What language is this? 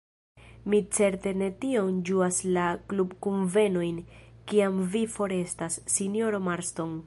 Esperanto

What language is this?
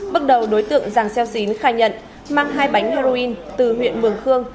Vietnamese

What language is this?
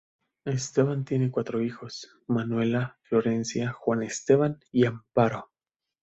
Spanish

